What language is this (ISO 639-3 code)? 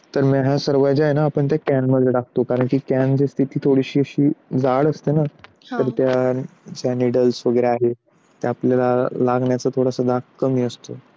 mar